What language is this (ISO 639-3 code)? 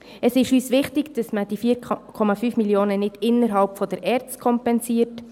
gsw